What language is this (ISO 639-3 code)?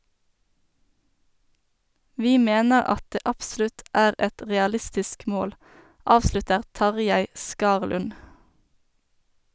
nor